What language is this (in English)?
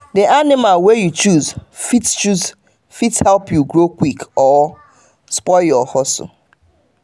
Nigerian Pidgin